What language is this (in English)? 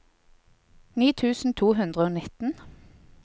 Norwegian